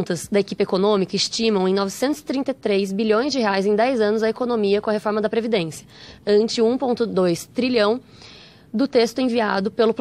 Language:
Portuguese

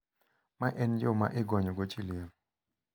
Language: Luo (Kenya and Tanzania)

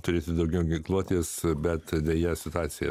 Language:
Lithuanian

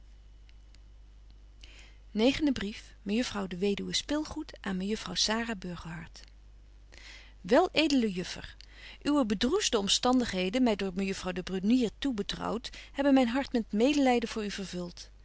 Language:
Dutch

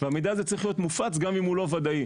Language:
Hebrew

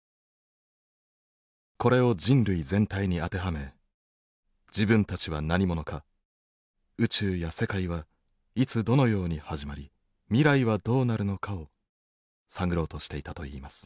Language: Japanese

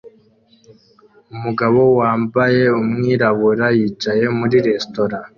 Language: Kinyarwanda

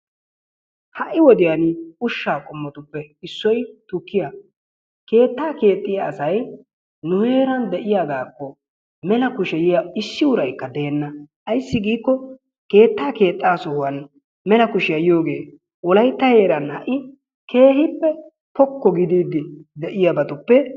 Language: Wolaytta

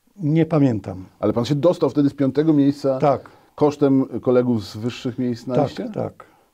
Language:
Polish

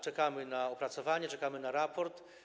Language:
Polish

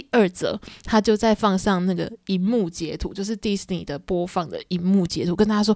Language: Chinese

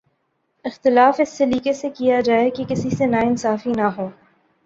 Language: Urdu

